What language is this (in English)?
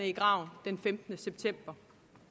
Danish